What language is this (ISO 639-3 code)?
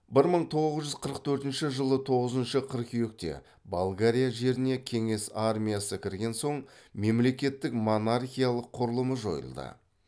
kaz